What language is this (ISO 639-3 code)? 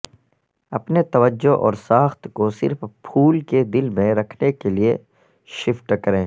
urd